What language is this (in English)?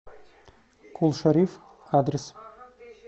Russian